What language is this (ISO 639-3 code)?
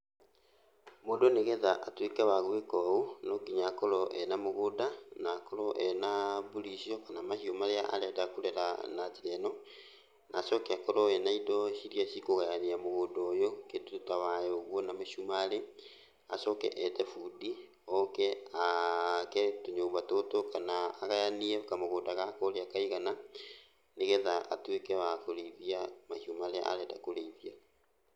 kik